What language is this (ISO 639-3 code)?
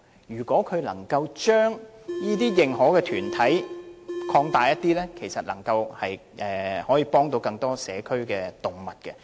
yue